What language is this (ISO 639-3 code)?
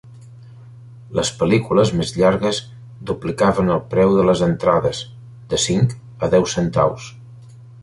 cat